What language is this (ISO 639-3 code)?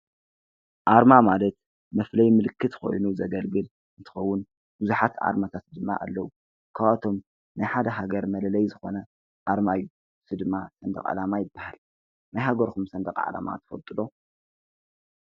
tir